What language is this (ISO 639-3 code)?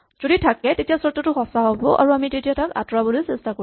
asm